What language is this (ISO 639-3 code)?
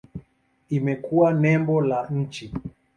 swa